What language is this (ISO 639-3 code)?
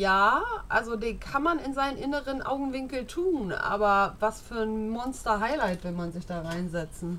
deu